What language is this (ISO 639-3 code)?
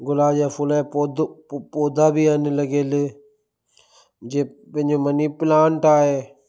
snd